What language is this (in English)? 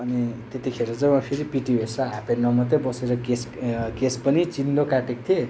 Nepali